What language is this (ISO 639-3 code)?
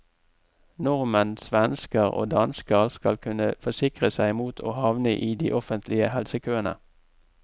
nor